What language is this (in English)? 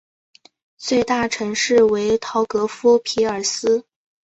Chinese